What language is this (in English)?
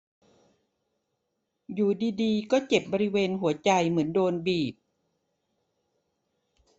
Thai